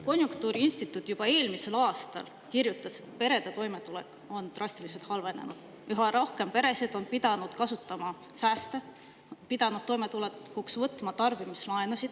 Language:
Estonian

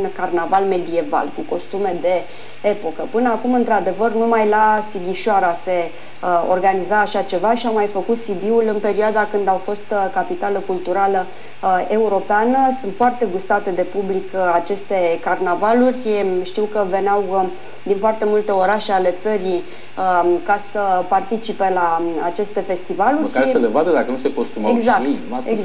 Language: Romanian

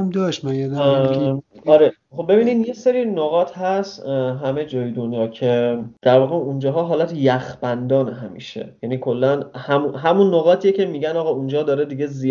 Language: Persian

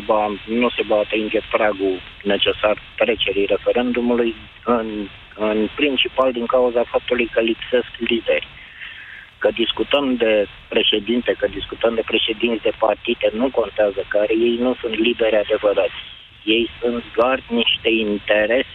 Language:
Romanian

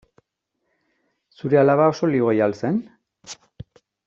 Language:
Basque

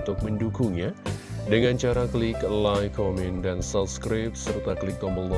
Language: Indonesian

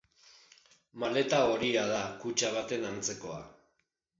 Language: Basque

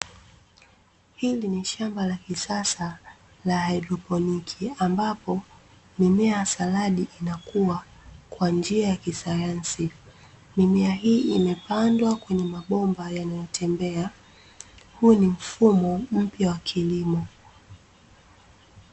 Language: Swahili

